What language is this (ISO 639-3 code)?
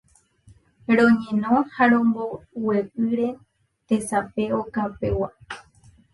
grn